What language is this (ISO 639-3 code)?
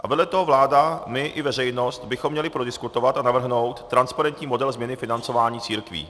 ces